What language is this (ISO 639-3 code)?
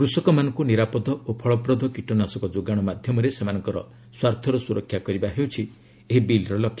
ori